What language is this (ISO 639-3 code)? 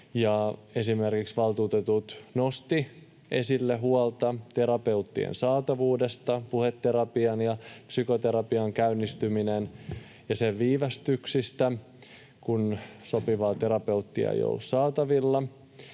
fin